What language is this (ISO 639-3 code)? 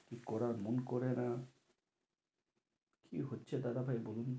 ben